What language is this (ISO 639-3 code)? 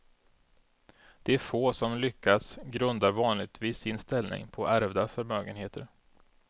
swe